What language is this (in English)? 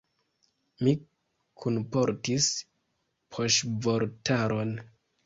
Esperanto